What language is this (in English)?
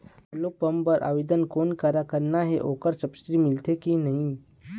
Chhattisgarhi